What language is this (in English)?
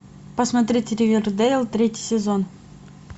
Russian